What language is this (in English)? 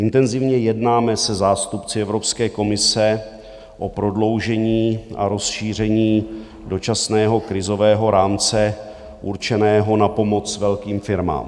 Czech